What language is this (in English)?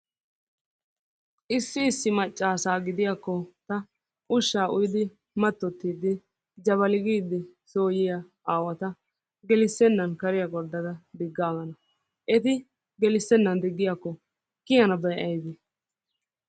Wolaytta